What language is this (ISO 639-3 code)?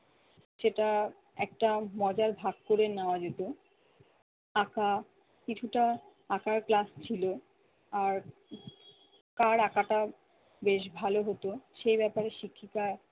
ben